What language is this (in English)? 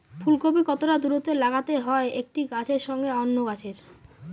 Bangla